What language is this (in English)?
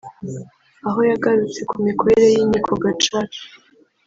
Kinyarwanda